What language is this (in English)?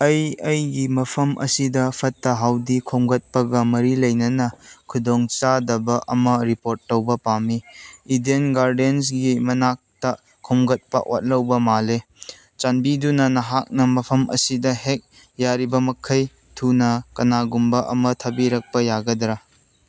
Manipuri